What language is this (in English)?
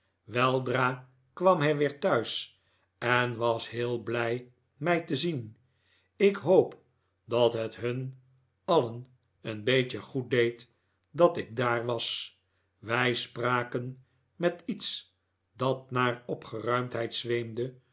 Dutch